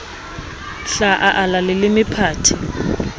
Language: Southern Sotho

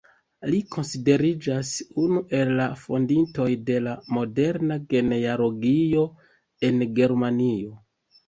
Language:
Esperanto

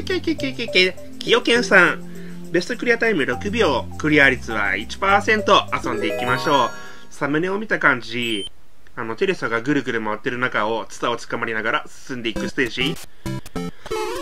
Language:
Japanese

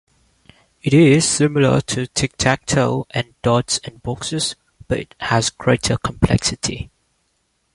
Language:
English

